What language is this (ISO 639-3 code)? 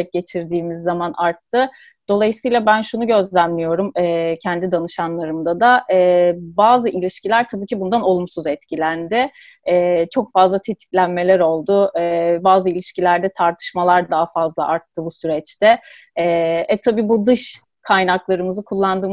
tur